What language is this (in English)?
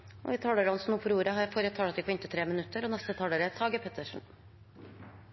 Norwegian